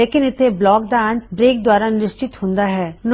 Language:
Punjabi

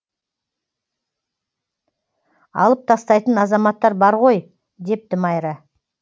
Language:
Kazakh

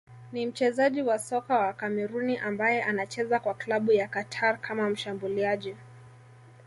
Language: Swahili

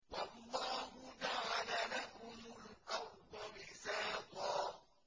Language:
Arabic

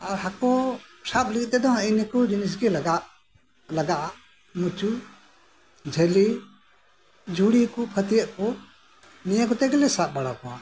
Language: Santali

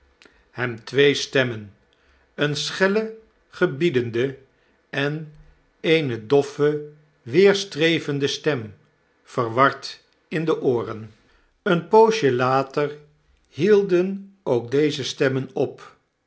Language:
Dutch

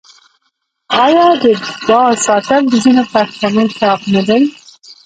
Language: Pashto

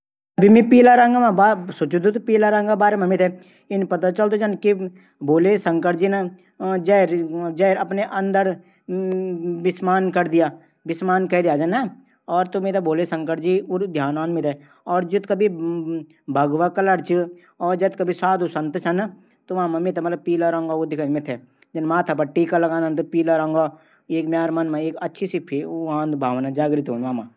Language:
Garhwali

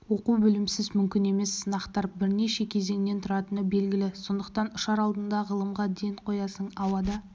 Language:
Kazakh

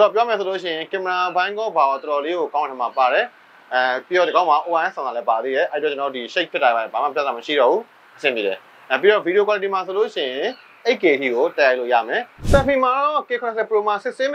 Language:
Thai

